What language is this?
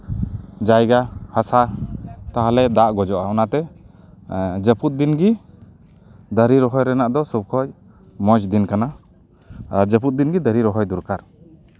Santali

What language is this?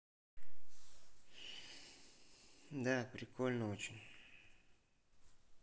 Russian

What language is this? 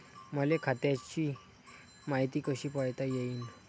Marathi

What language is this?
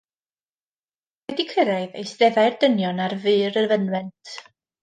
Welsh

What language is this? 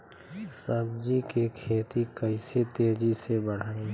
Bhojpuri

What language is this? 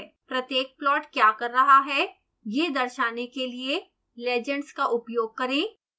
Hindi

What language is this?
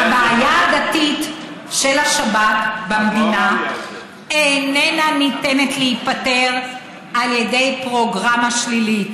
Hebrew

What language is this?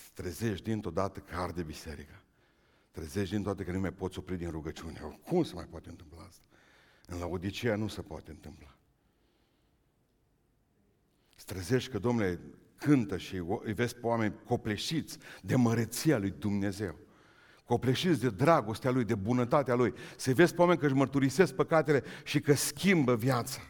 Romanian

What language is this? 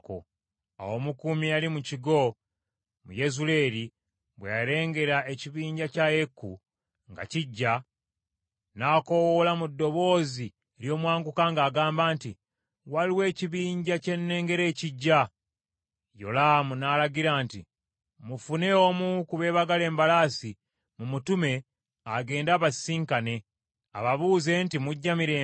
Ganda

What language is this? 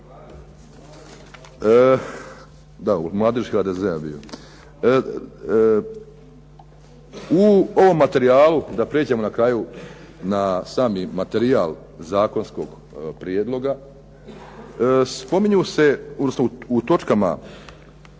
Croatian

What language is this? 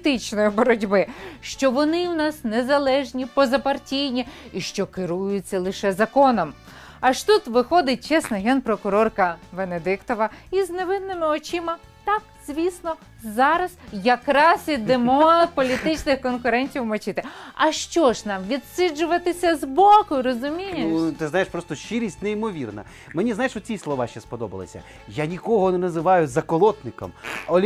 Ukrainian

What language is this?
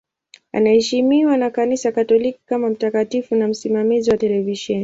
Swahili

